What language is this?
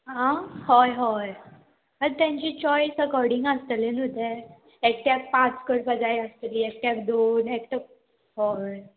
Konkani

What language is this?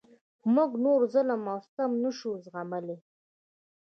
Pashto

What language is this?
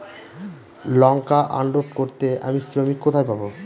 Bangla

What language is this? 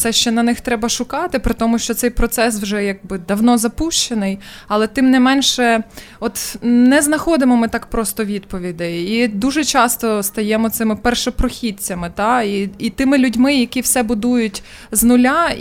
Ukrainian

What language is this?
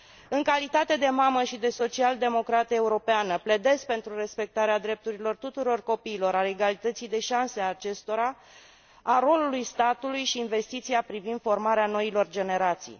Romanian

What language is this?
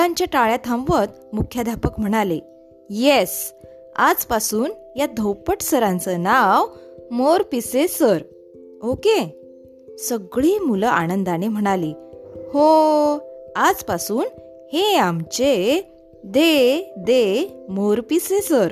Marathi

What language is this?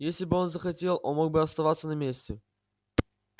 Russian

